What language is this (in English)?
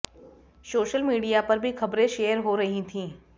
Hindi